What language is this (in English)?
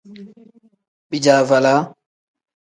Tem